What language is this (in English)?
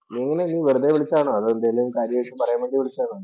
Malayalam